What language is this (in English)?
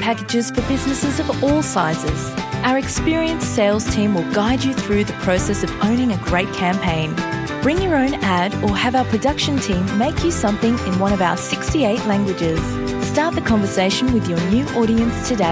Swahili